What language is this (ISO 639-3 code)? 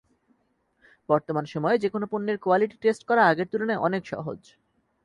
ben